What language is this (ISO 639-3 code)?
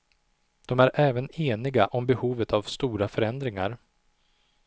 swe